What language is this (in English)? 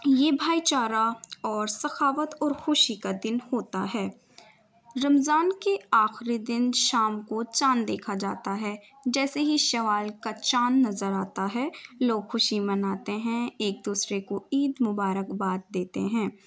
Urdu